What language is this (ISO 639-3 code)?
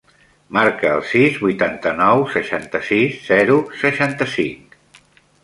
cat